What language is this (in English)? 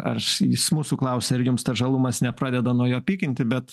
Lithuanian